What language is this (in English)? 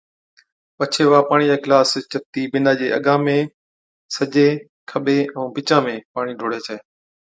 Od